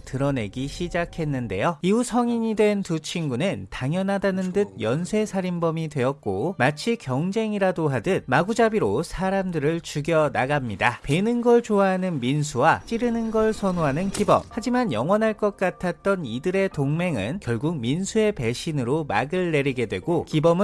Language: Korean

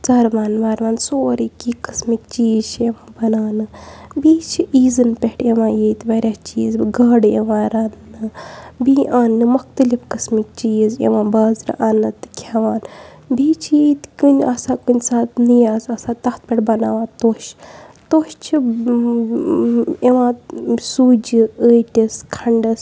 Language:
Kashmiri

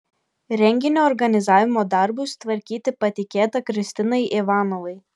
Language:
Lithuanian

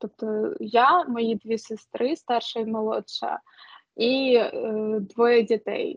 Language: Ukrainian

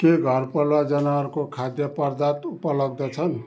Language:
Nepali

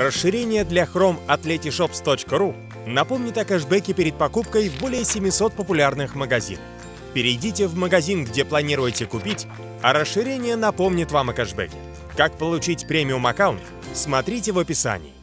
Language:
Russian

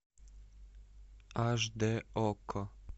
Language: Russian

